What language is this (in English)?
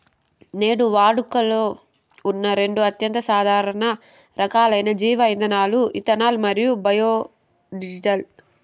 Telugu